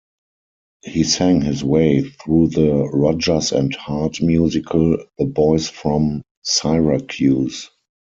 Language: English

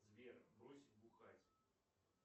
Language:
Russian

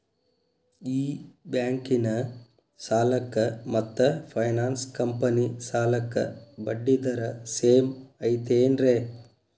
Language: Kannada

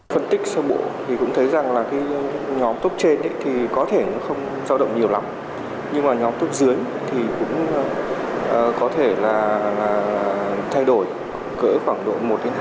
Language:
Vietnamese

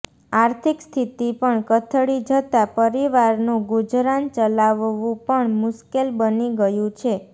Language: Gujarati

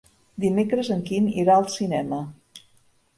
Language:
Catalan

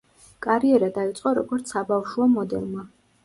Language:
Georgian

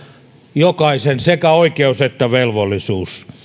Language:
Finnish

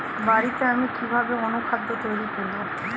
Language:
Bangla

